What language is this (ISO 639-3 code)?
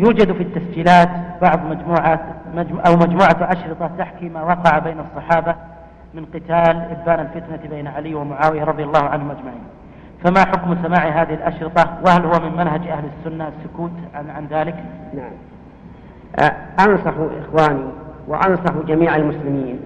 ara